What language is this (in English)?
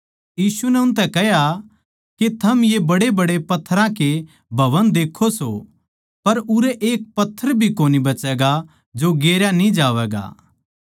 Haryanvi